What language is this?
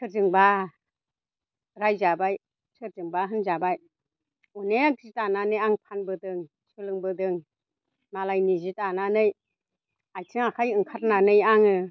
Bodo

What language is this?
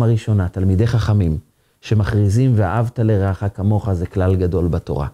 Hebrew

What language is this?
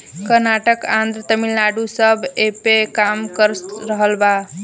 Bhojpuri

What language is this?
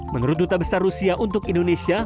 Indonesian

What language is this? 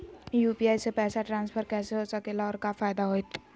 Magahi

